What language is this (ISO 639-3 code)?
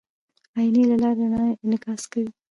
pus